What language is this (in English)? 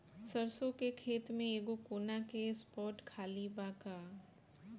Bhojpuri